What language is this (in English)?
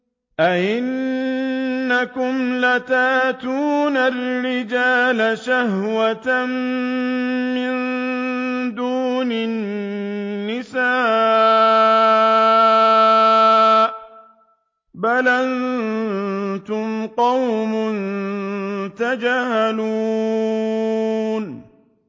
Arabic